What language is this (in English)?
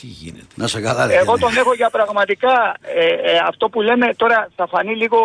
Greek